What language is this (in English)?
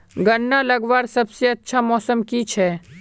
Magahi